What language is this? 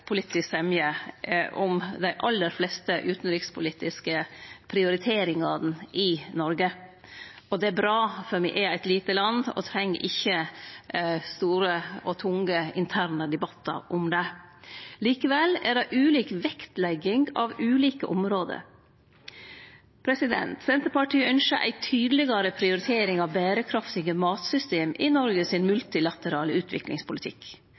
Norwegian Nynorsk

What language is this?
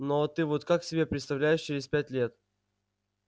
Russian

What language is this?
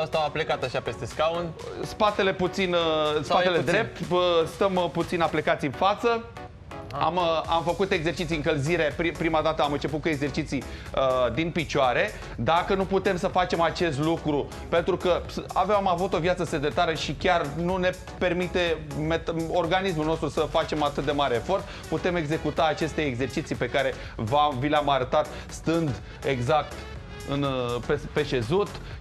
Romanian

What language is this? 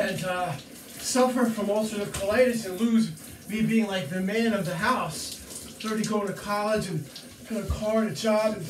English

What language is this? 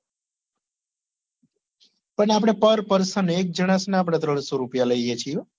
Gujarati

